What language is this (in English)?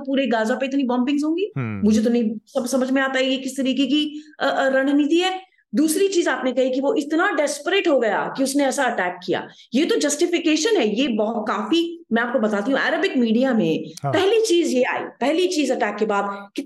Hindi